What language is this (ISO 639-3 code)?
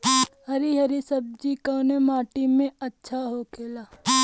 bho